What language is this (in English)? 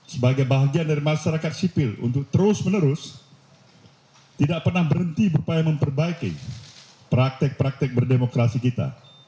Indonesian